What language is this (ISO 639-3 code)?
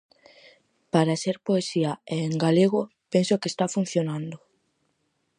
glg